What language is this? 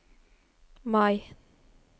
Norwegian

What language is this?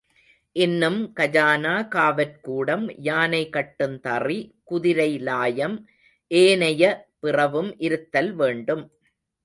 Tamil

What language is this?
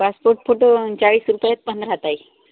Marathi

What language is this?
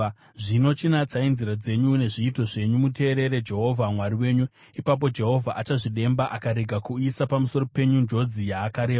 Shona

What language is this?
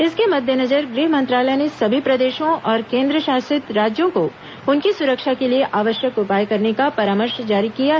Hindi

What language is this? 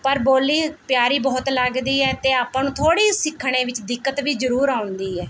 Punjabi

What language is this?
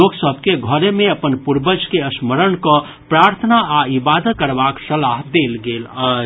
Maithili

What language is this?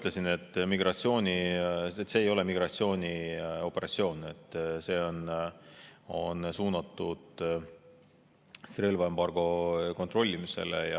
Estonian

